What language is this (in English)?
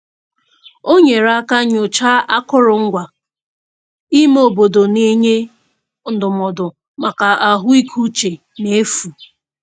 Igbo